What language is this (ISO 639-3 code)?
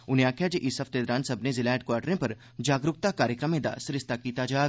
doi